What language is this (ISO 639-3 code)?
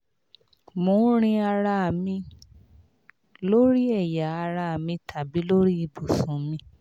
yor